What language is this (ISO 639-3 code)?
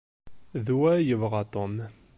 kab